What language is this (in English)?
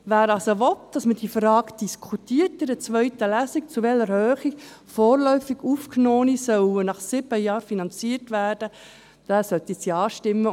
Swiss German